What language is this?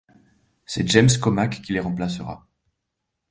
French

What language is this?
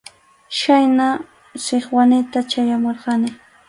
Arequipa-La Unión Quechua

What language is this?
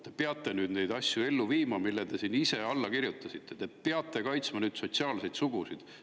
Estonian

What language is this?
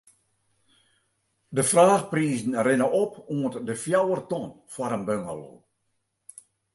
Western Frisian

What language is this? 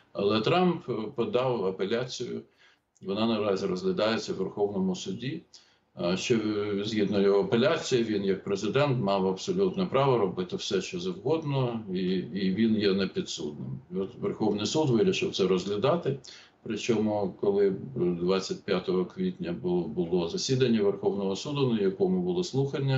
Ukrainian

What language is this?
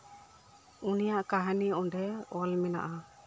Santali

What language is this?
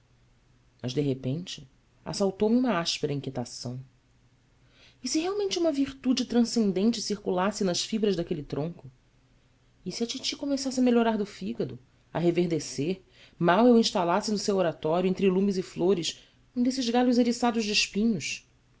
Portuguese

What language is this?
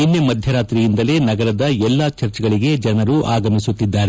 Kannada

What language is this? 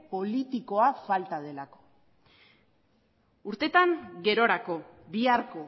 Basque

